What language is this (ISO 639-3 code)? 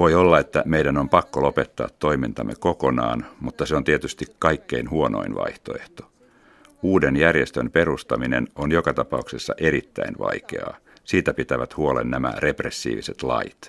fin